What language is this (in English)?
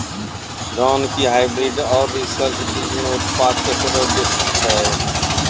Maithili